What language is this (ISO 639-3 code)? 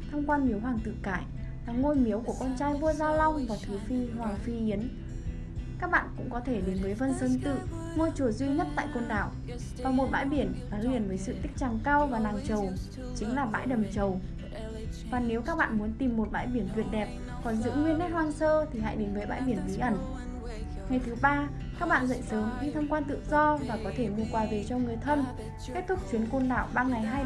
vie